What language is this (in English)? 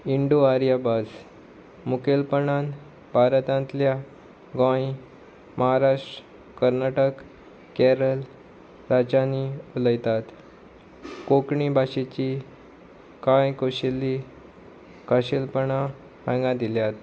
Konkani